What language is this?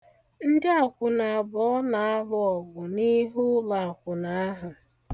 Igbo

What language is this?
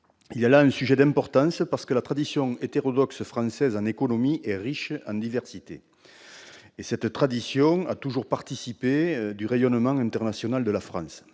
French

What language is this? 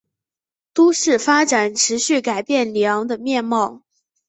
Chinese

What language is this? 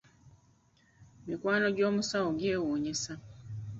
Ganda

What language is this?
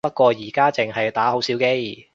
Cantonese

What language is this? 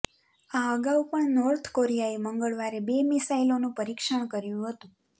Gujarati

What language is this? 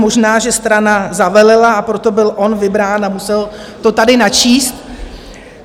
Czech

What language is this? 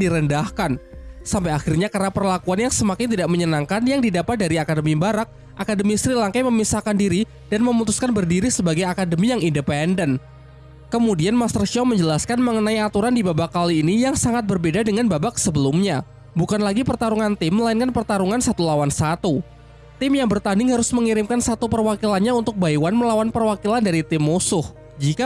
Indonesian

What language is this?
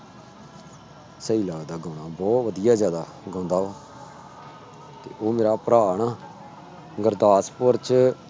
Punjabi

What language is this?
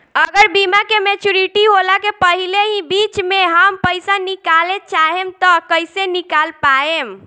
Bhojpuri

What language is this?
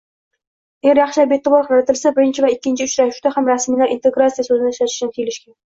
Uzbek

